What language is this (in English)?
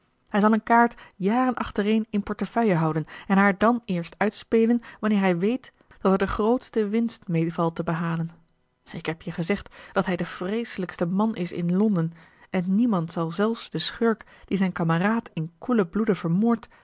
Dutch